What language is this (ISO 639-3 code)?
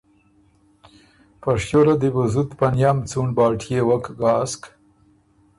oru